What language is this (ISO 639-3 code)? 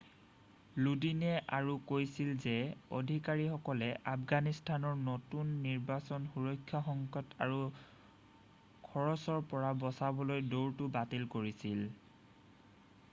asm